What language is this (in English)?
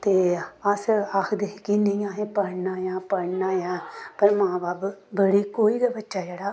Dogri